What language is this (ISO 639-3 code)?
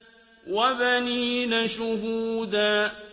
ara